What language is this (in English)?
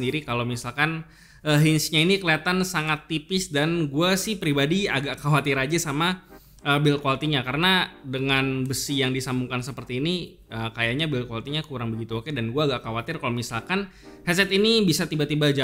Indonesian